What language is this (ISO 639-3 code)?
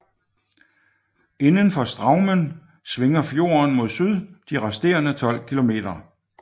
dan